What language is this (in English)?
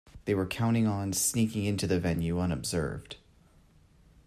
English